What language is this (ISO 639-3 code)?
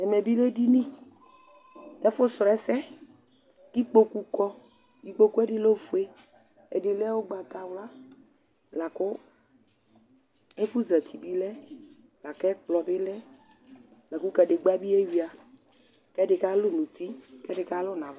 kpo